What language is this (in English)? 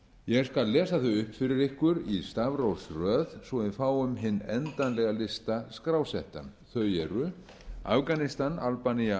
Icelandic